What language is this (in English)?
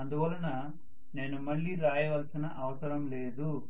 Telugu